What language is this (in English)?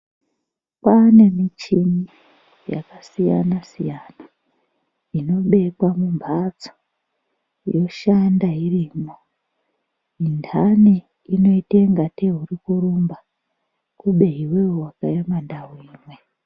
Ndau